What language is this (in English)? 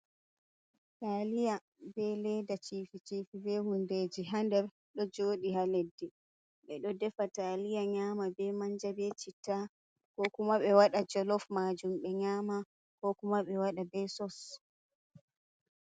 Fula